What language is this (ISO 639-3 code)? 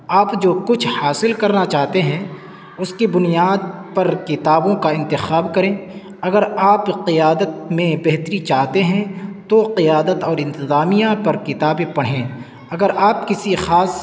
urd